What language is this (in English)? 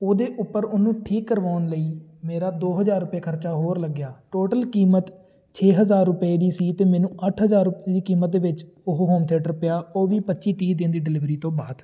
Punjabi